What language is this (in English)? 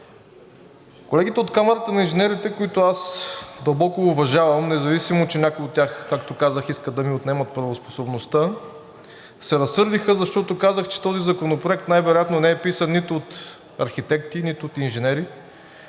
Bulgarian